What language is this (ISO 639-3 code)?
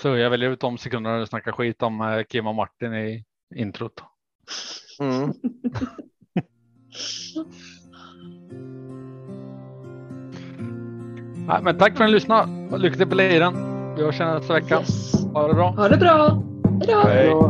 swe